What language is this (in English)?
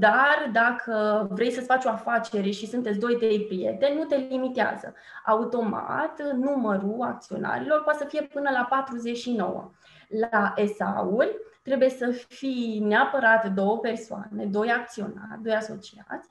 Romanian